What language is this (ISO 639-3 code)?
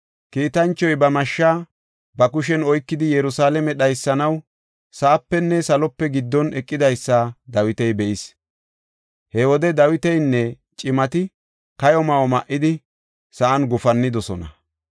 gof